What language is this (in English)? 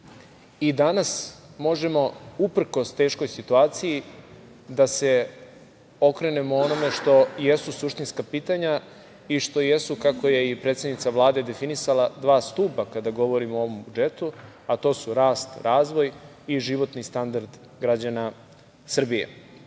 Serbian